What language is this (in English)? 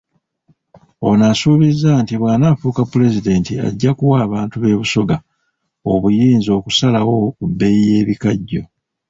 Ganda